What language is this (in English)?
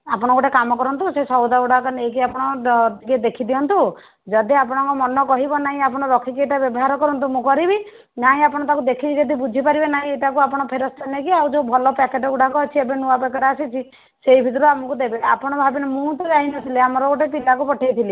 Odia